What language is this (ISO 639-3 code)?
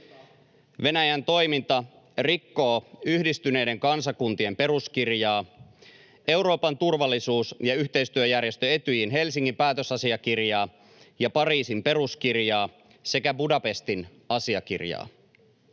fin